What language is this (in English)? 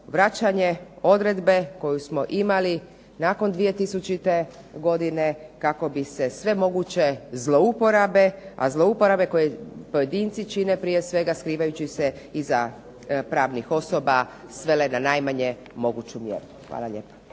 Croatian